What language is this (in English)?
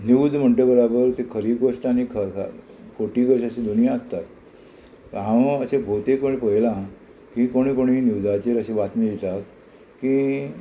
Konkani